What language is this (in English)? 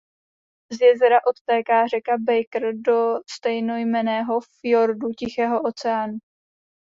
Czech